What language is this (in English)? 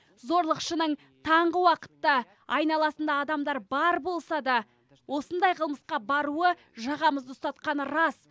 Kazakh